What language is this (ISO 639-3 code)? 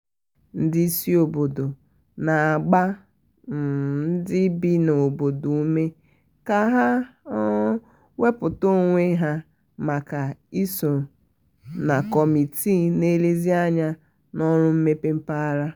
ibo